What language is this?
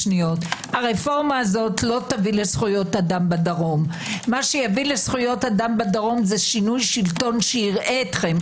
Hebrew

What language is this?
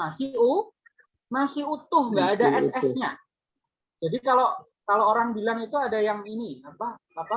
Indonesian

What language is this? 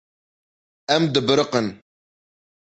Kurdish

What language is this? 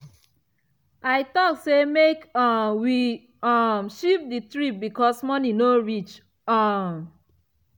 Nigerian Pidgin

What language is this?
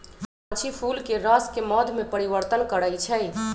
Magahi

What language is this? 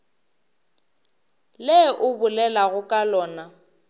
Northern Sotho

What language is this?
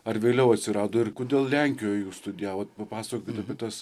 Lithuanian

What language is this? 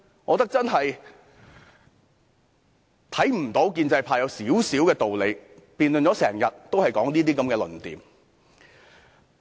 Cantonese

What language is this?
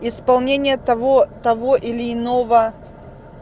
Russian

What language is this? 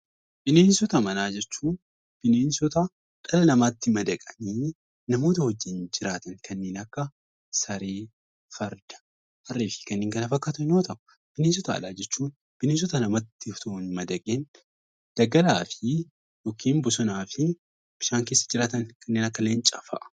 Oromo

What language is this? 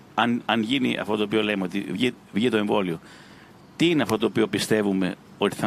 Greek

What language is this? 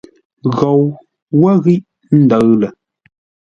Ngombale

